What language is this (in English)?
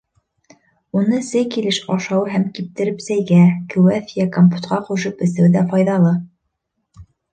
Bashkir